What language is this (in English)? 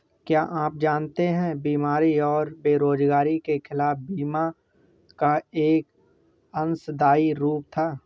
Hindi